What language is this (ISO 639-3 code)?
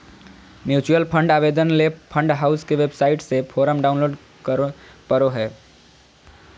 mag